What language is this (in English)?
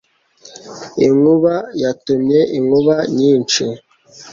Kinyarwanda